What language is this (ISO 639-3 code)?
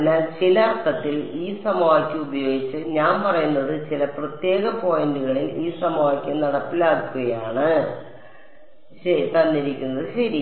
mal